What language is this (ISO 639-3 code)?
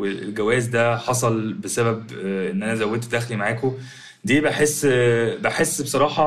ara